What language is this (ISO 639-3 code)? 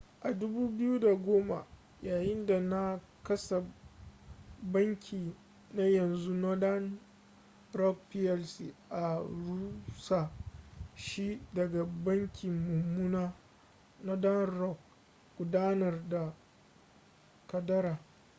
hau